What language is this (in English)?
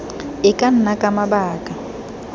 Tswana